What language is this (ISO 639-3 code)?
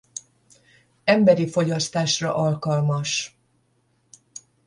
hun